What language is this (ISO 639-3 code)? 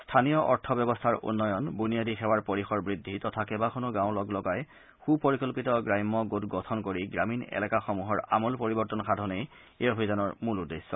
asm